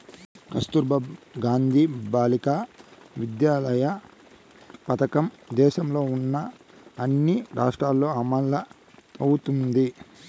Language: Telugu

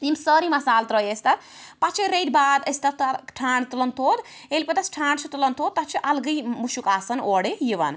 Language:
Kashmiri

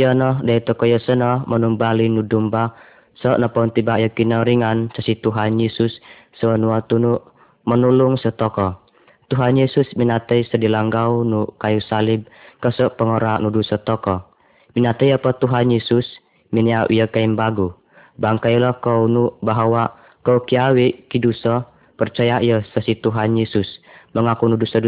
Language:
Malay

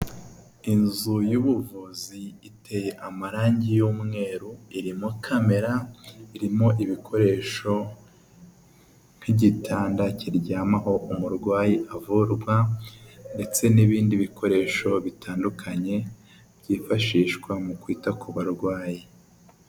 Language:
Kinyarwanda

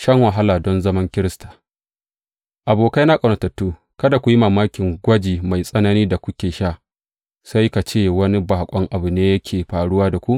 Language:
Hausa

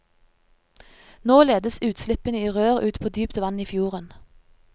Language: Norwegian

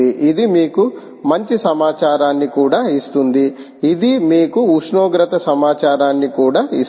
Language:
Telugu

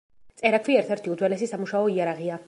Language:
Georgian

